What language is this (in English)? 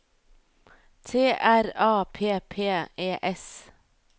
Norwegian